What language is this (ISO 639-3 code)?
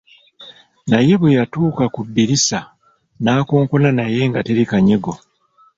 lug